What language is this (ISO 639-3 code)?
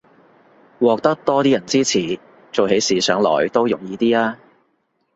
yue